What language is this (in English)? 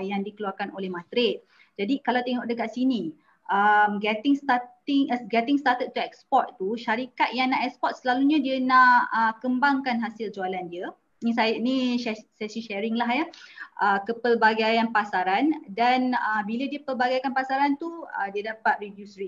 Malay